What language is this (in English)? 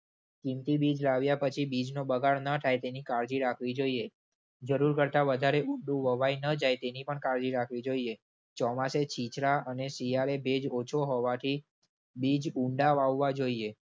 Gujarati